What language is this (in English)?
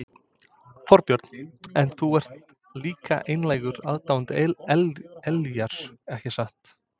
Icelandic